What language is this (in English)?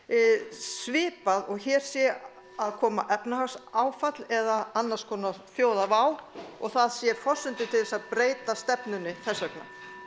Icelandic